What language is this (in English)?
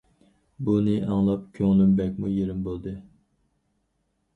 Uyghur